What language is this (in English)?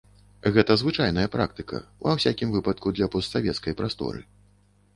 Belarusian